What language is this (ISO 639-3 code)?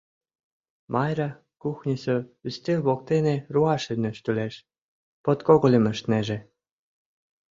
chm